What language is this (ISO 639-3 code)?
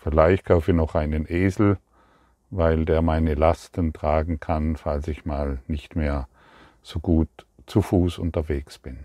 deu